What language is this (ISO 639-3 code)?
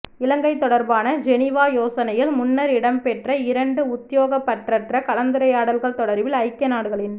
tam